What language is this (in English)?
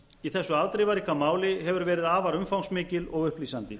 Icelandic